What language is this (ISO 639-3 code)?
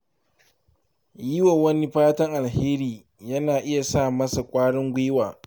hau